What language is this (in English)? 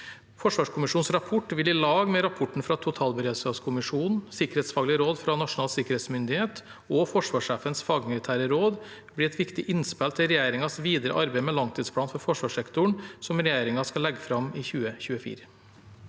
Norwegian